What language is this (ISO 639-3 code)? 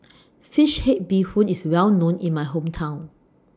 eng